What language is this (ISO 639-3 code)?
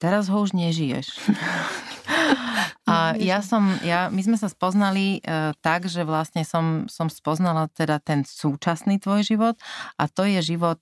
slk